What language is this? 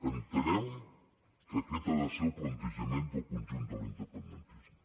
Catalan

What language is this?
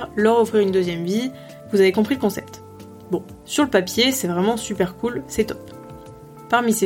French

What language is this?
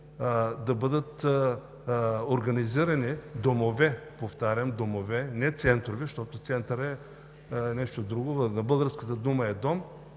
Bulgarian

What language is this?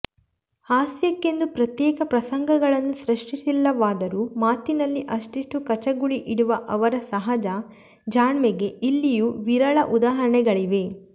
Kannada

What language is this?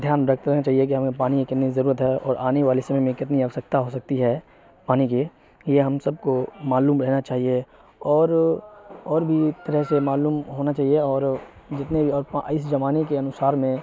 Urdu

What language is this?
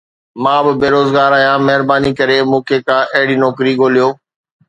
Sindhi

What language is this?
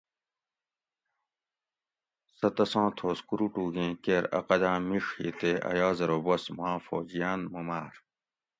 Gawri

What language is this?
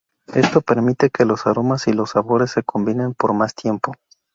Spanish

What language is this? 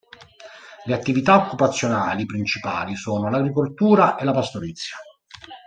Italian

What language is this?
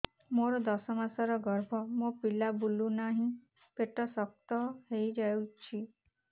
Odia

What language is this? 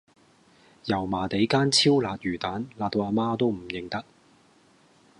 Cantonese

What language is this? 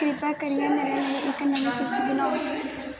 Dogri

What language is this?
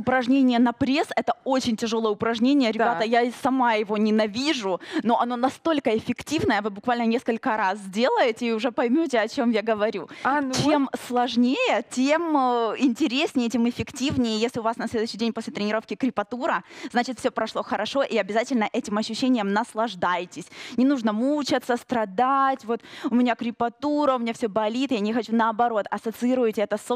Russian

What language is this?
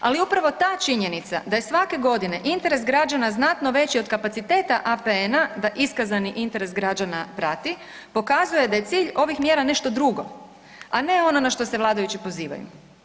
Croatian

